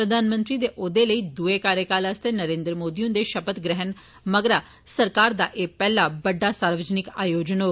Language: Dogri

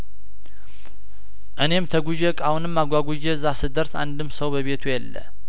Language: Amharic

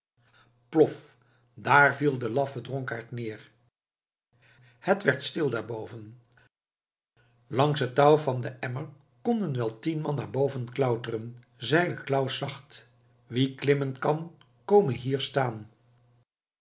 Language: Dutch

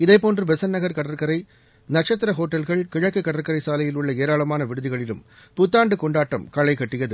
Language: Tamil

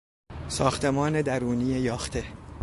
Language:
Persian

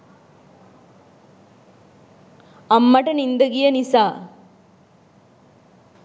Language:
Sinhala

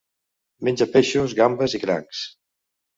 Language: Catalan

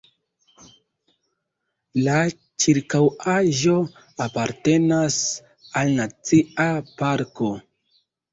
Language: Esperanto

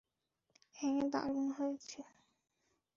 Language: Bangla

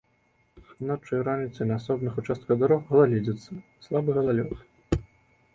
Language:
Belarusian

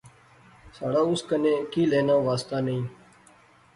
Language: Pahari-Potwari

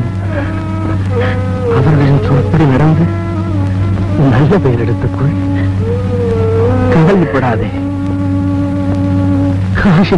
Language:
Arabic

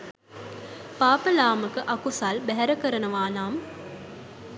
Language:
Sinhala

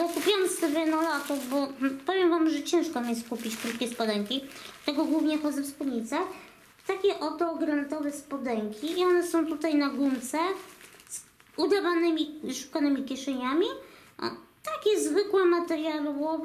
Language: Polish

